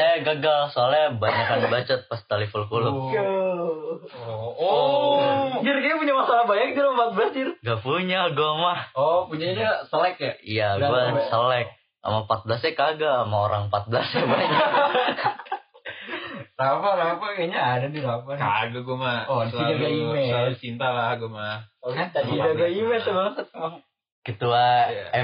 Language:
Indonesian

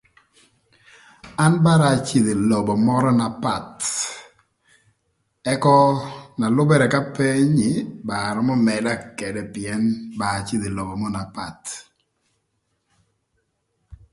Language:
Thur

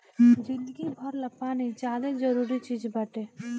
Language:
Bhojpuri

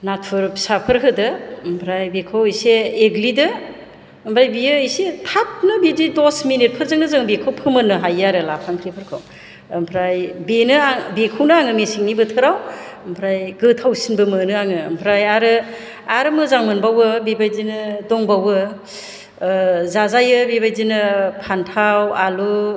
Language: Bodo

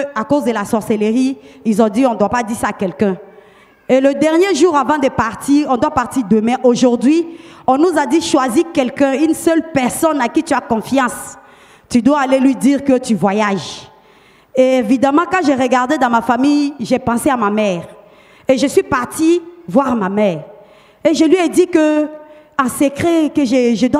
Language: French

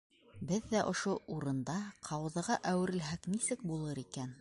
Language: Bashkir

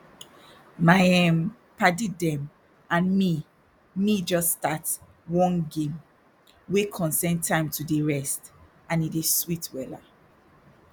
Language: Nigerian Pidgin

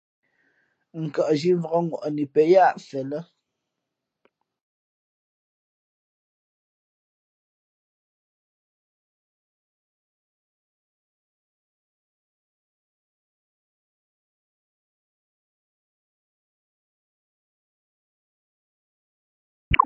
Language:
Fe'fe'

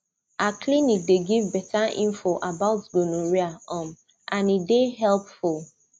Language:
Nigerian Pidgin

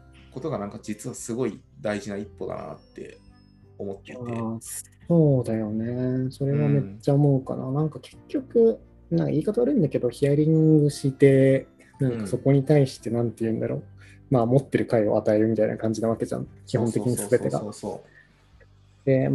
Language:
Japanese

